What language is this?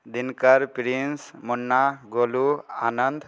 Maithili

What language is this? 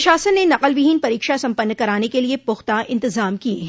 Hindi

